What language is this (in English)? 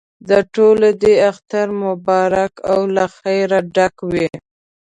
Pashto